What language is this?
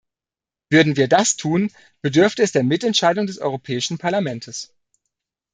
German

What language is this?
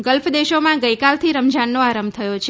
Gujarati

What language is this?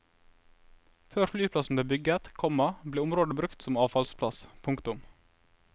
Norwegian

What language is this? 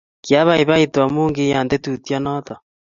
Kalenjin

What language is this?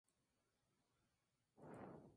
Spanish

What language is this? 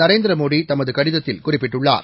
Tamil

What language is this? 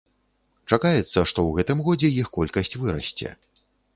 Belarusian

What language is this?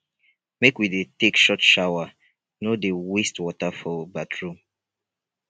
Nigerian Pidgin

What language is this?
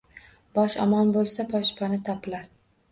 Uzbek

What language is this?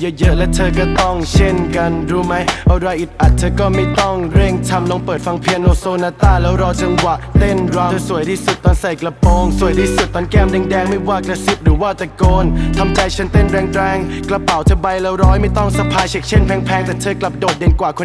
Thai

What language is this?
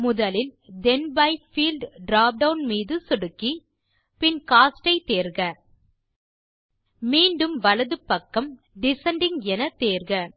Tamil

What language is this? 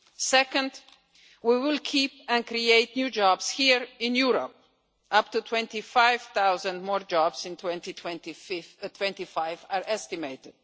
English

